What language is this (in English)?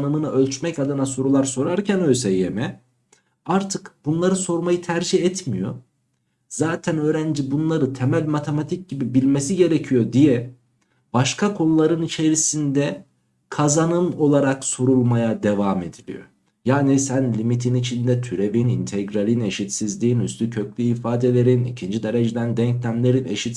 Turkish